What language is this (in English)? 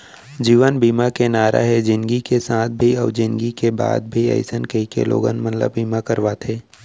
Chhattisgarhi